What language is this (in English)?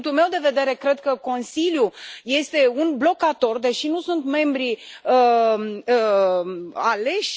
Romanian